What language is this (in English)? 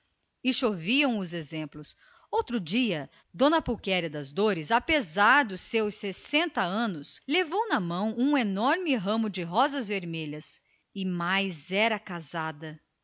Portuguese